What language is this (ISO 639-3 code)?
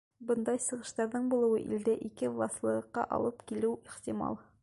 bak